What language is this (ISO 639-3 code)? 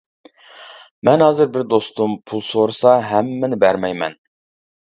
uig